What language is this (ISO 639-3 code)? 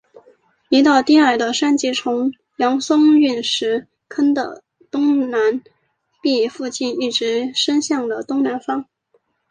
zho